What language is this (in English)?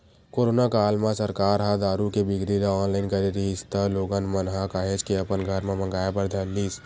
Chhattisgarhi